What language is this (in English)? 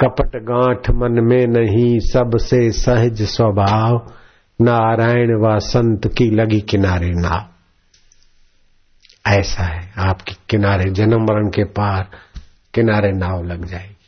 Hindi